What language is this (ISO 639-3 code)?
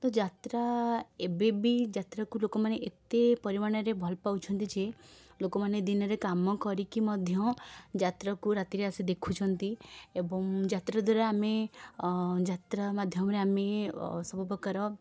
ori